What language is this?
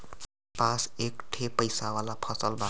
Bhojpuri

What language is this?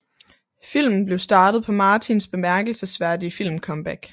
Danish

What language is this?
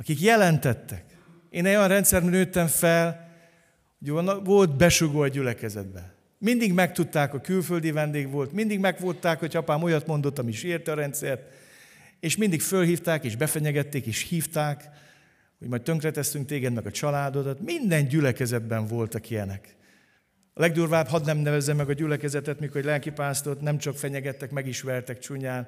Hungarian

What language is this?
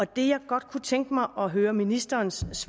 Danish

